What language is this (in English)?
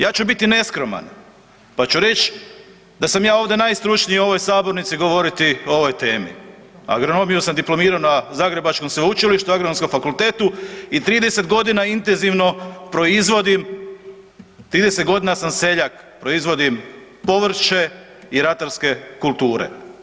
Croatian